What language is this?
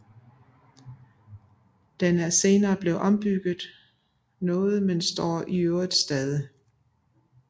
Danish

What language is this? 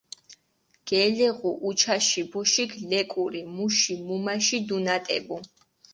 Mingrelian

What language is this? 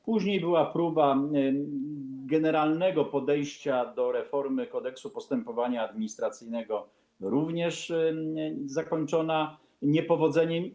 Polish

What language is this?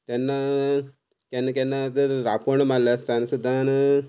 Konkani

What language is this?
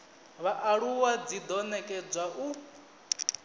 Venda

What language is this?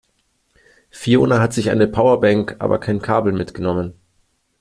German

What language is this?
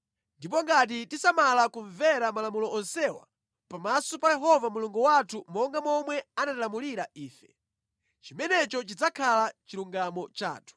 Nyanja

